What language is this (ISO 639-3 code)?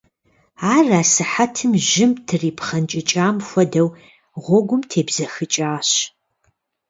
kbd